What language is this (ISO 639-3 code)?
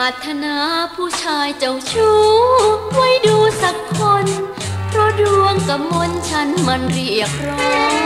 tha